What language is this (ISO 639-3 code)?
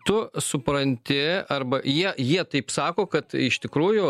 lit